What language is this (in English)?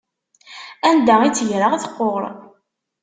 Kabyle